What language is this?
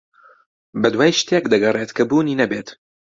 Central Kurdish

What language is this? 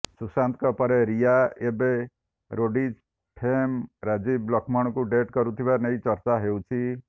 Odia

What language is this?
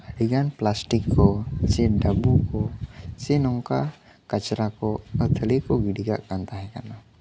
Santali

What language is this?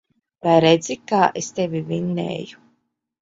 Latvian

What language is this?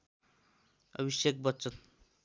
Nepali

